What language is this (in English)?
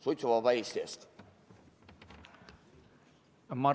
Estonian